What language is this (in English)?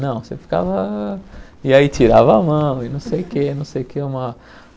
Portuguese